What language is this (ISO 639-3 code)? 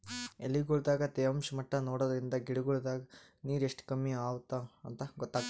kan